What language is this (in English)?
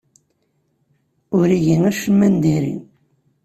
Kabyle